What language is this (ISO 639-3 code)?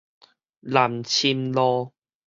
nan